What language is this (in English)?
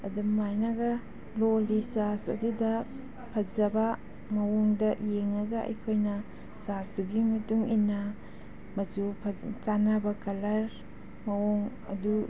Manipuri